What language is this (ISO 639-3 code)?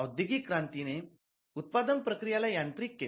mar